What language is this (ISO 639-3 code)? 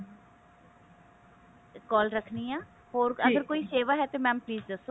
pan